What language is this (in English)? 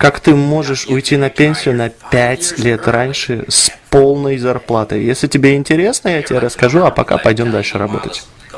Russian